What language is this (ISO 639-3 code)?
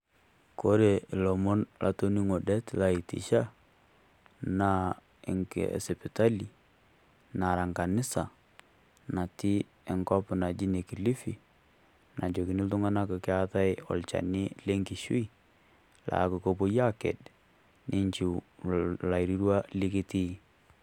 mas